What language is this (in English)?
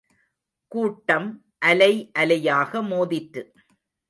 Tamil